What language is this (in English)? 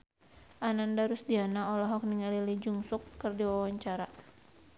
Sundanese